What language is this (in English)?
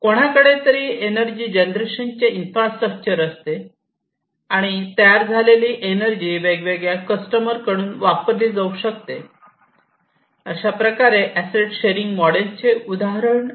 Marathi